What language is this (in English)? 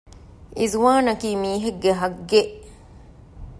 Divehi